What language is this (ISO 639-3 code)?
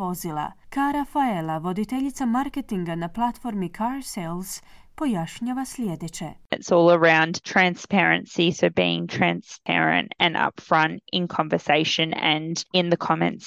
hrv